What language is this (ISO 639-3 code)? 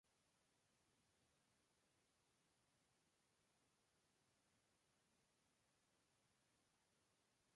spa